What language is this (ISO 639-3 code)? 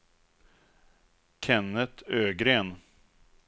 swe